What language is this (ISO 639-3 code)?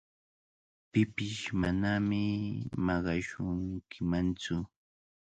qvl